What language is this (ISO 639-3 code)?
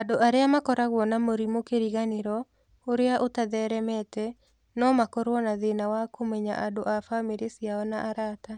kik